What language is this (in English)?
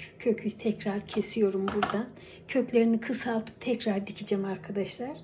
Turkish